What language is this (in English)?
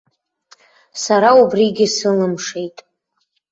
Abkhazian